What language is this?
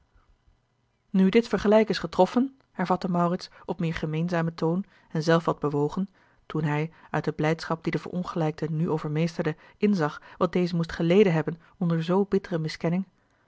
Dutch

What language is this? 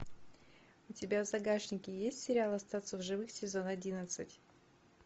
Russian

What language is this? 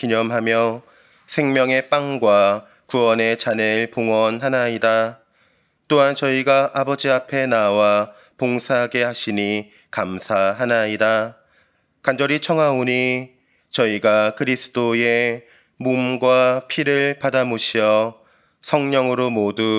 Korean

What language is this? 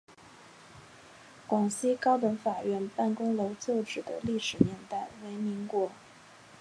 Chinese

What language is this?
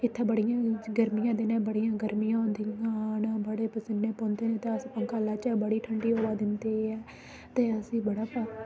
Dogri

